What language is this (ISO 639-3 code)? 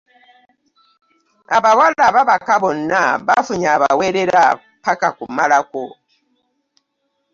lug